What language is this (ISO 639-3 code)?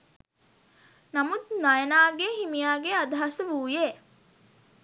sin